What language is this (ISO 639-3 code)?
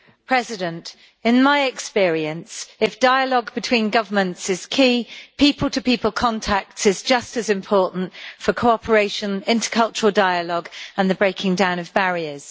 eng